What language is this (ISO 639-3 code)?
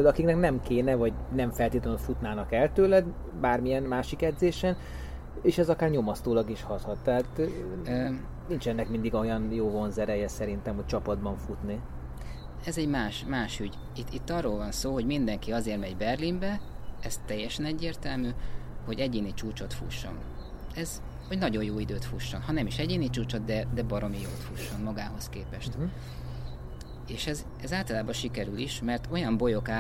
hun